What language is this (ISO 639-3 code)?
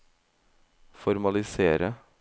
nor